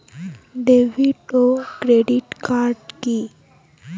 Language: Bangla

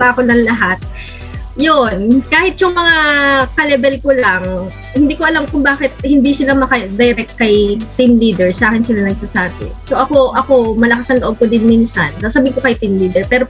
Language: Filipino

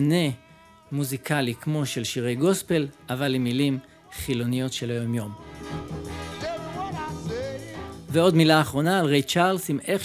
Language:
Hebrew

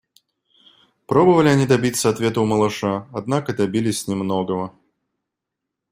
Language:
Russian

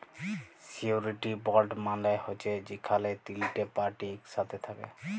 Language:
Bangla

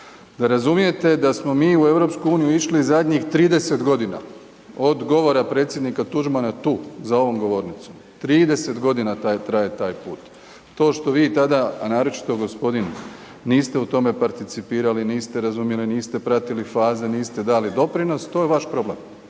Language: Croatian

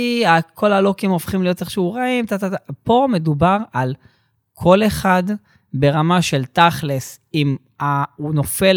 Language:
Hebrew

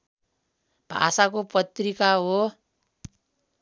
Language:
Nepali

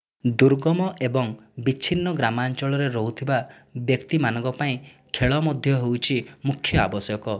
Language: Odia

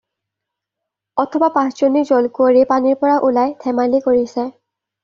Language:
Assamese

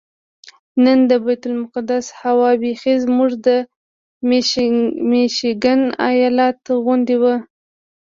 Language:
Pashto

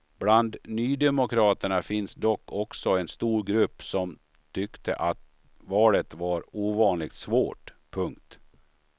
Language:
Swedish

